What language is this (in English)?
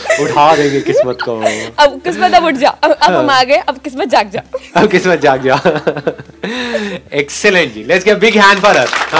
Hindi